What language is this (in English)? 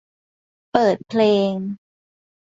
Thai